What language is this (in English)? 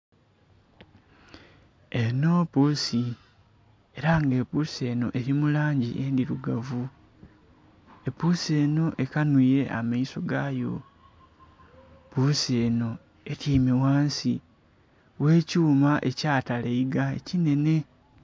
Soga